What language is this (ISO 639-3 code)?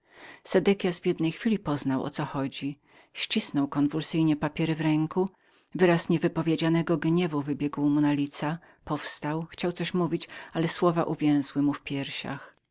pol